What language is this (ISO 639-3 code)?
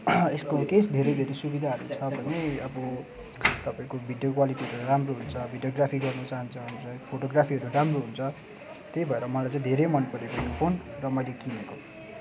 nep